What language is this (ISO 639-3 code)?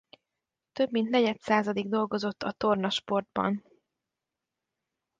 hun